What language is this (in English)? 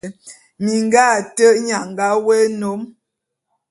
Bulu